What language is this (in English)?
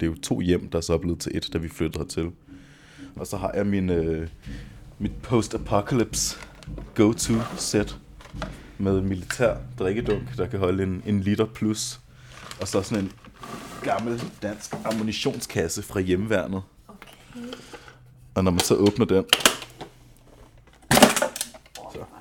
Danish